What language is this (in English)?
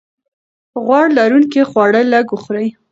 Pashto